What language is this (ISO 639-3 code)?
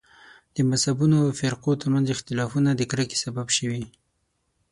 pus